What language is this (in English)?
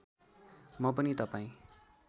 Nepali